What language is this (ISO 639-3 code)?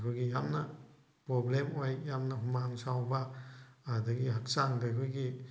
mni